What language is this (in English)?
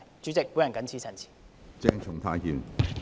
Cantonese